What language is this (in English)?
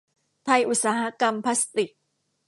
Thai